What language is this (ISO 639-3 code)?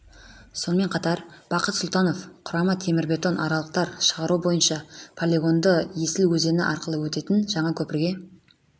kaz